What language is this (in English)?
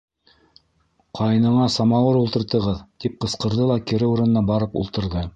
Bashkir